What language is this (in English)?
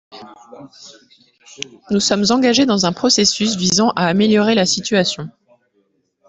French